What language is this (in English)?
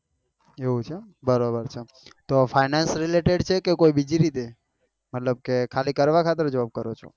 Gujarati